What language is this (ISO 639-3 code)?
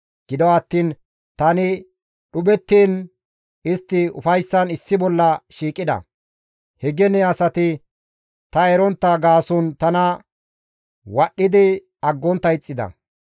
gmv